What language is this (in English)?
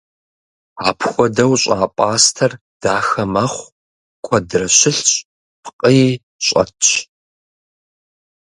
Kabardian